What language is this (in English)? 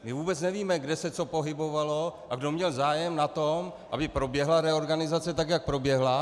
Czech